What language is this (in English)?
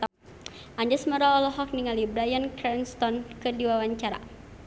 Sundanese